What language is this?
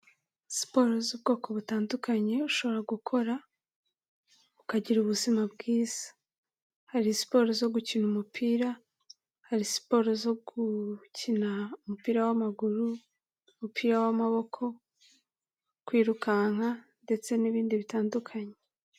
Kinyarwanda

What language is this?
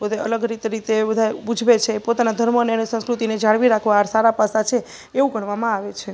Gujarati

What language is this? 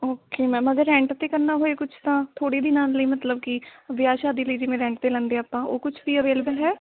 Punjabi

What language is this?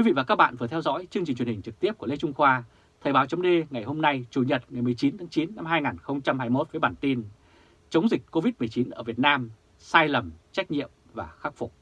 Vietnamese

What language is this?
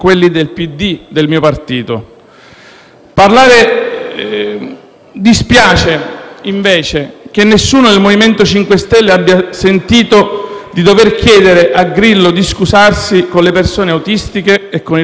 Italian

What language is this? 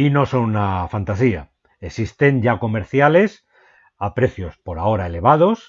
Spanish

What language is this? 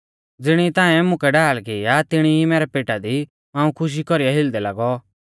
Mahasu Pahari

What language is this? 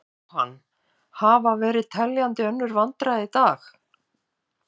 Icelandic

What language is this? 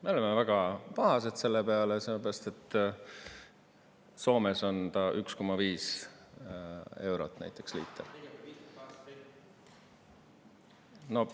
Estonian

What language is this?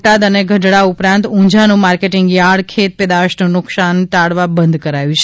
Gujarati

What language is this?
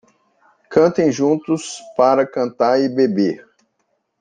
Portuguese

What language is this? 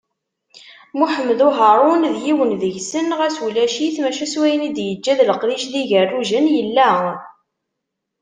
Kabyle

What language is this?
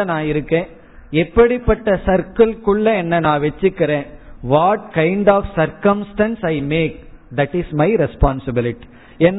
Tamil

